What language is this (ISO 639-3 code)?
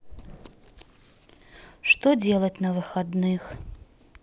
rus